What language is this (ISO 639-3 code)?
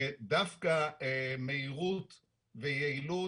heb